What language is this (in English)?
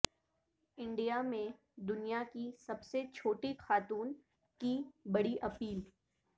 Urdu